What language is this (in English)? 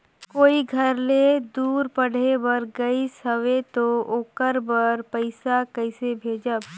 Chhattisgarhi